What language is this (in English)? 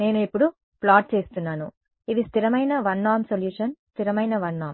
Telugu